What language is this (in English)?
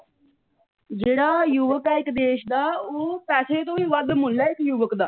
Punjabi